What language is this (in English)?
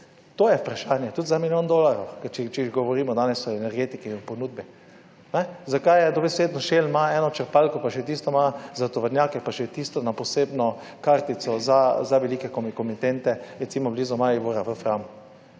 Slovenian